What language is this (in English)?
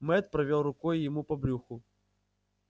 Russian